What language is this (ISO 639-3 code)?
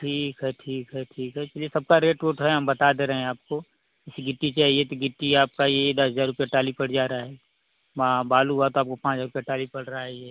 hin